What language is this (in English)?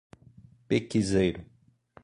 Portuguese